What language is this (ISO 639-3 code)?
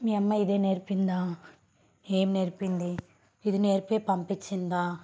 tel